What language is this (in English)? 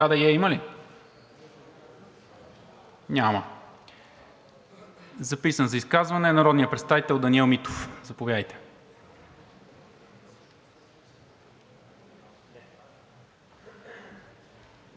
Bulgarian